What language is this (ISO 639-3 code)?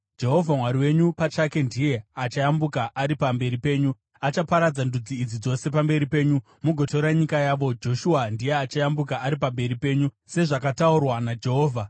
sna